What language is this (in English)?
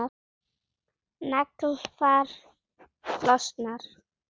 Icelandic